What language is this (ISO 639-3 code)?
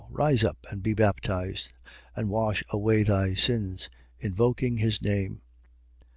eng